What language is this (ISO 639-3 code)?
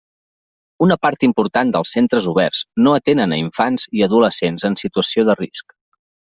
cat